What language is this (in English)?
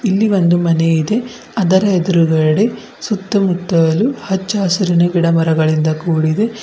Kannada